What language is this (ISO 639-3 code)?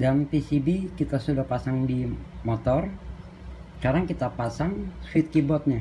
ind